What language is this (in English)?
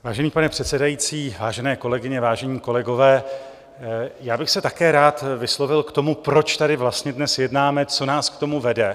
Czech